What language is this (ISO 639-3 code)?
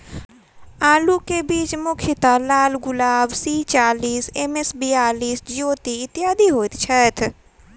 mai